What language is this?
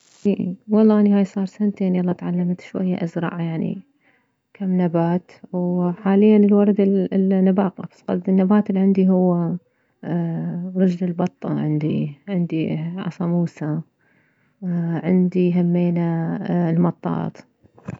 Mesopotamian Arabic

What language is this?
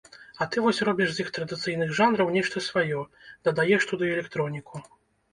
Belarusian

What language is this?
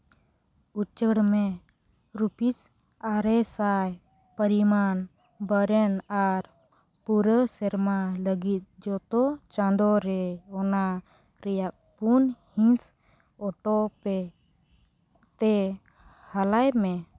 Santali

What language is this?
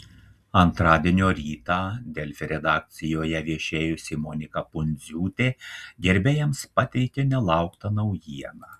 Lithuanian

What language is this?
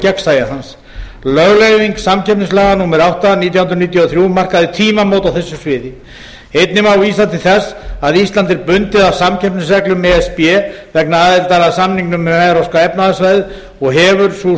Icelandic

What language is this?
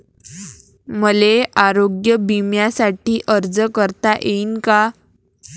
Marathi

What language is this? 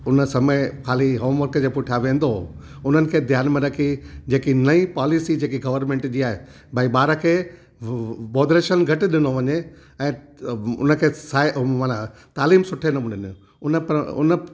Sindhi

